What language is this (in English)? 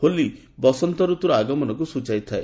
Odia